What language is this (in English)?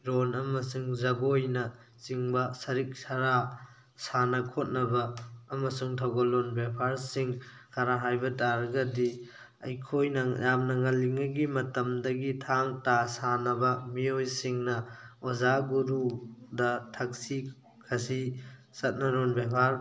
Manipuri